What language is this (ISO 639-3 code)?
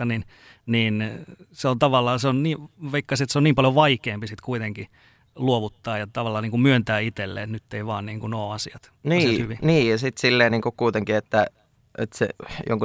fin